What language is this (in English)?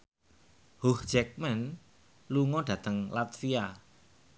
Javanese